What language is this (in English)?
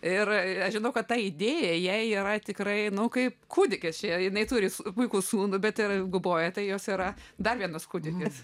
Lithuanian